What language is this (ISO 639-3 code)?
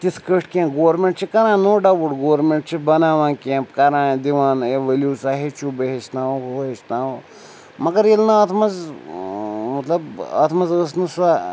kas